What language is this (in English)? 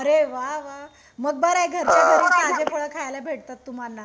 Marathi